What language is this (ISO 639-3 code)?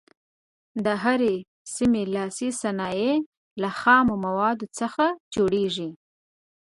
pus